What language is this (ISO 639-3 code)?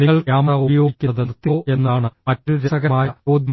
mal